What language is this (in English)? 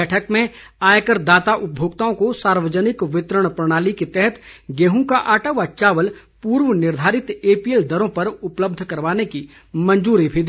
Hindi